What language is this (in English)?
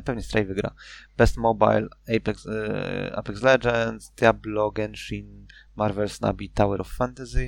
Polish